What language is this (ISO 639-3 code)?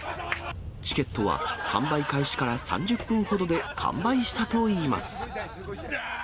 jpn